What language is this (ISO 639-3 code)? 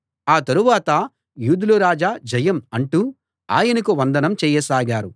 tel